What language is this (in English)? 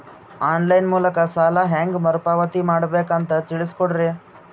Kannada